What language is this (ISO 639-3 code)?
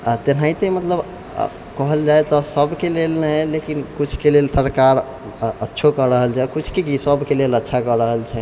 mai